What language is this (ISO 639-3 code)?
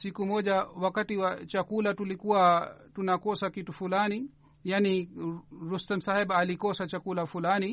swa